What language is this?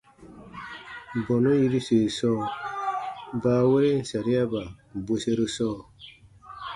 Baatonum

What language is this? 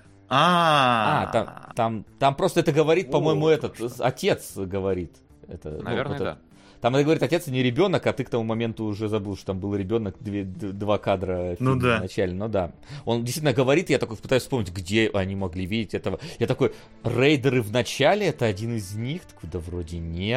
Russian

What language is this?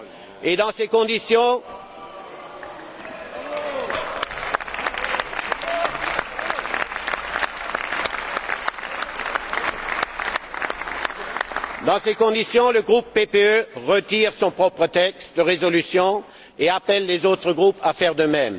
French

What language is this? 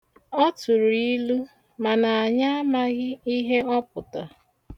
Igbo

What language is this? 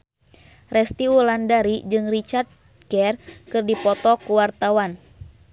Sundanese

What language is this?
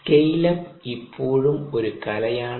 Malayalam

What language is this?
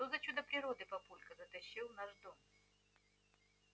Russian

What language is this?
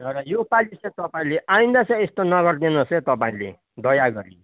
Nepali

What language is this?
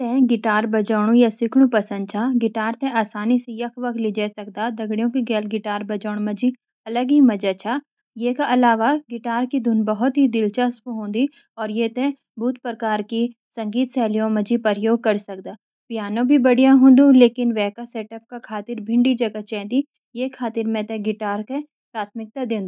Garhwali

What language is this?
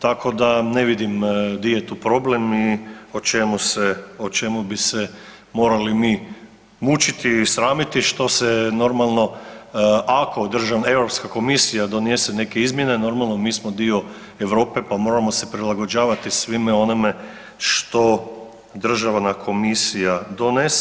Croatian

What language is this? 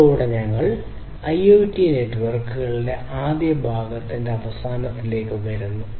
Malayalam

